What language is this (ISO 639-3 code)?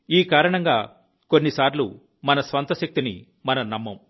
tel